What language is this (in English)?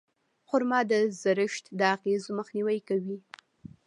Pashto